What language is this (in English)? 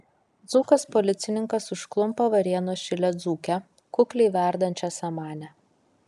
Lithuanian